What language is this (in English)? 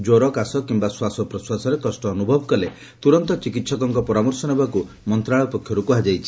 Odia